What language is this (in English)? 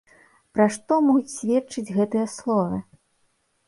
Belarusian